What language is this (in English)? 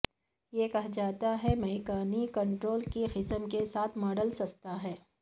Urdu